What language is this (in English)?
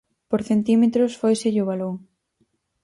Galician